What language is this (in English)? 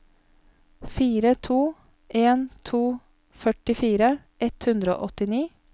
Norwegian